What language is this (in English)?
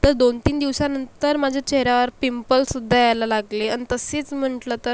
Marathi